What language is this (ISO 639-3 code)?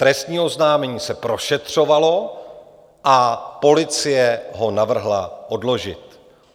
ces